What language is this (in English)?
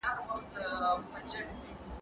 Pashto